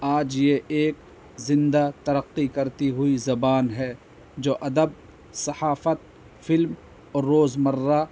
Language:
Urdu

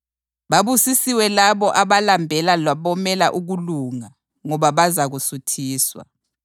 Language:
North Ndebele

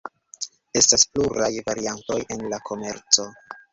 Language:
Esperanto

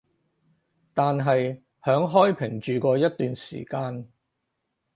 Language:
Cantonese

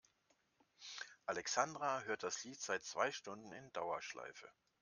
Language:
German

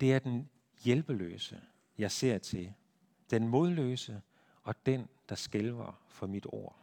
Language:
Danish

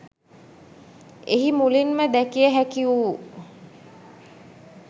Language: Sinhala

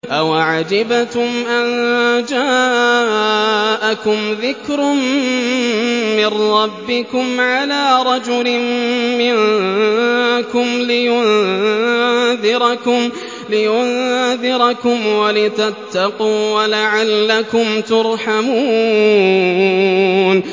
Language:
Arabic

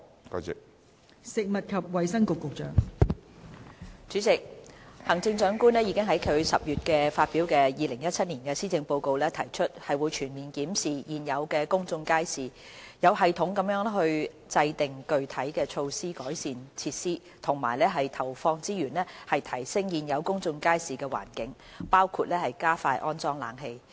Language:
Cantonese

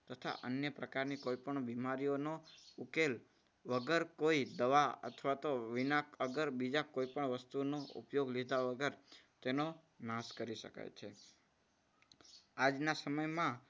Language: Gujarati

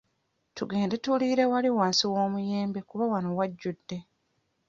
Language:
Ganda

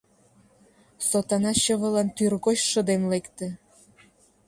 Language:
Mari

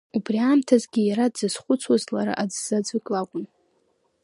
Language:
Abkhazian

